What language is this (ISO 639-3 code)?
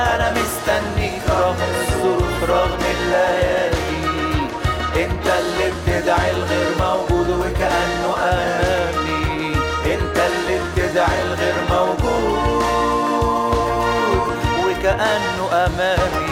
ara